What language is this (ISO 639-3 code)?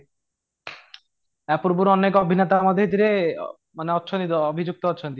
ori